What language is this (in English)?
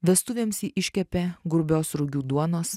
Lithuanian